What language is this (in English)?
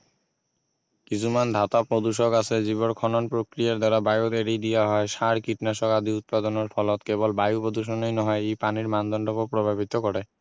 Assamese